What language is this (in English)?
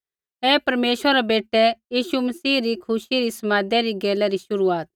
Kullu Pahari